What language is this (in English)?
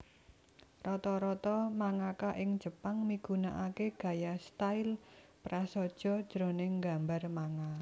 Javanese